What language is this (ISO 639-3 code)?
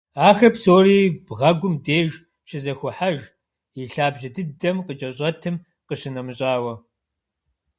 kbd